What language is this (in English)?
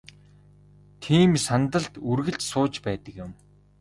Mongolian